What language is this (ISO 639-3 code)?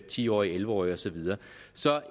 dan